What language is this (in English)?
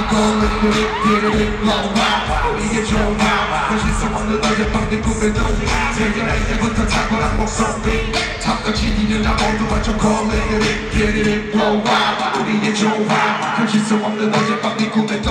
Hungarian